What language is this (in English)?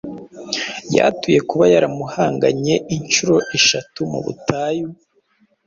Kinyarwanda